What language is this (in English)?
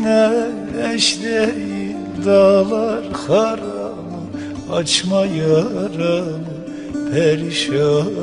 Turkish